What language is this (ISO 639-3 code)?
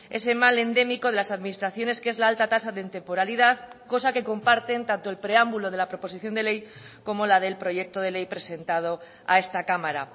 spa